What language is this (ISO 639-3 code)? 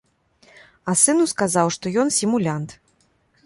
bel